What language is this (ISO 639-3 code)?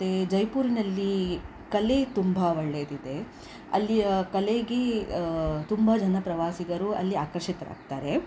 kan